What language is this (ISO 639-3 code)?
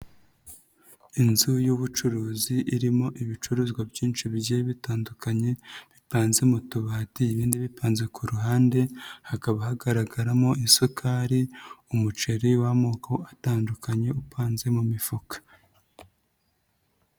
kin